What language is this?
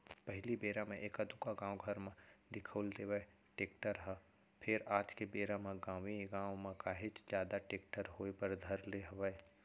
Chhattisgarhi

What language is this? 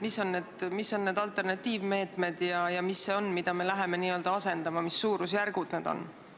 Estonian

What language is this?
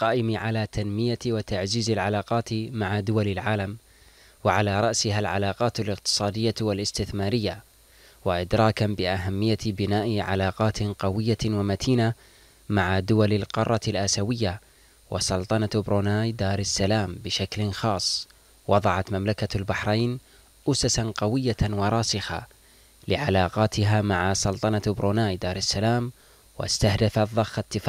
Arabic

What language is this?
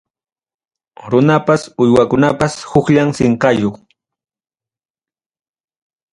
Ayacucho Quechua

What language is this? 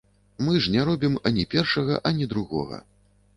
Belarusian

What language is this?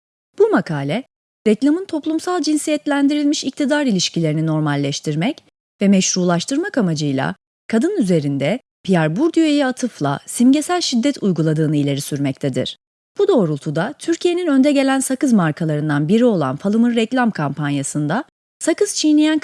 Turkish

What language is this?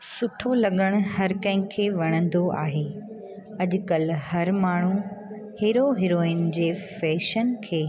Sindhi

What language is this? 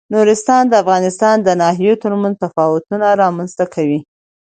Pashto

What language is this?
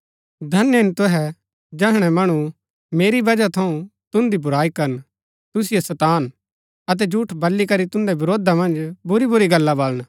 Gaddi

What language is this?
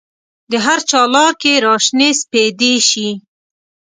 Pashto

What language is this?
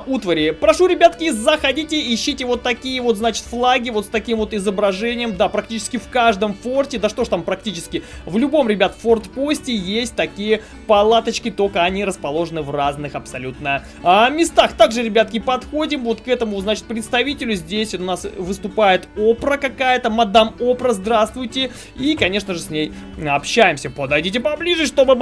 Russian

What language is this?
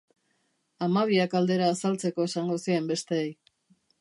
Basque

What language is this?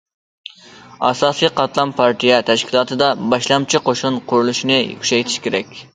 Uyghur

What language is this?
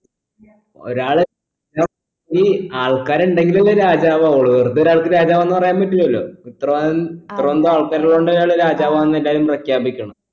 Malayalam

